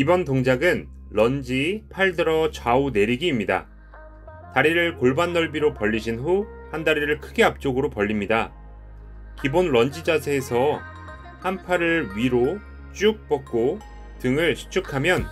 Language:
Korean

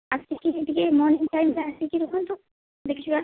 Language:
Odia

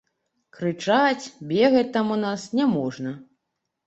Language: Belarusian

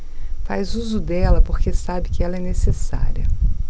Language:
Portuguese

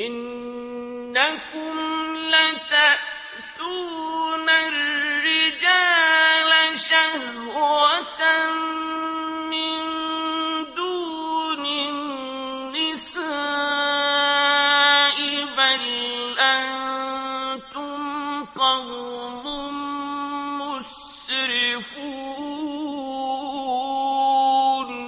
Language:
Arabic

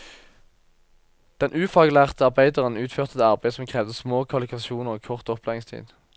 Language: Norwegian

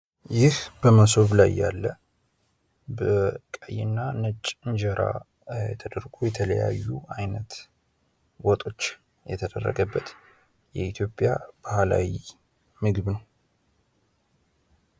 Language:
Amharic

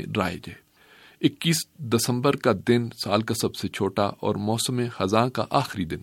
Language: Urdu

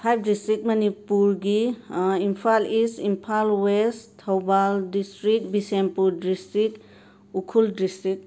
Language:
Manipuri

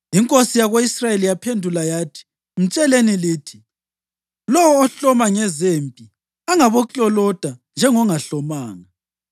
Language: North Ndebele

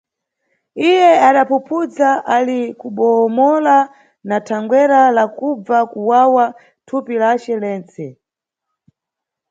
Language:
Nyungwe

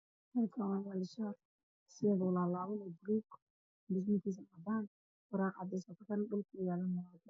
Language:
Somali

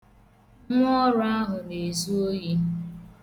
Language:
Igbo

